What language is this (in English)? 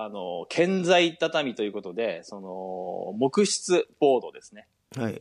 Japanese